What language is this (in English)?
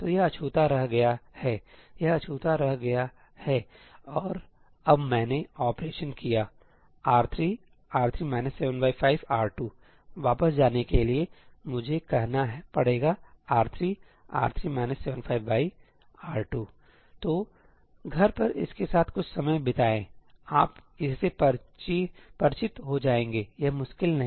Hindi